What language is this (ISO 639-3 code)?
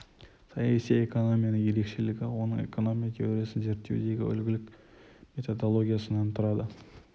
kaz